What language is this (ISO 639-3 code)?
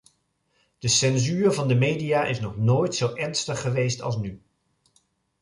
nld